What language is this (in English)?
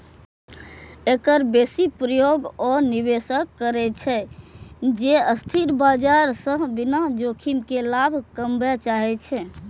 Maithili